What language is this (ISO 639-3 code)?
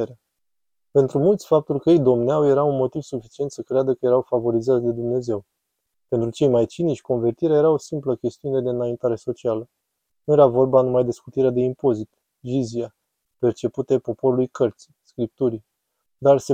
ron